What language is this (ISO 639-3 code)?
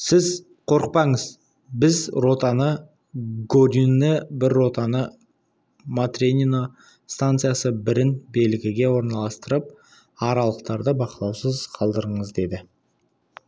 kaz